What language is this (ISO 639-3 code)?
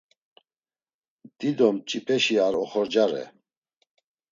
lzz